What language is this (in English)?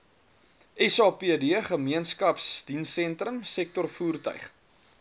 Afrikaans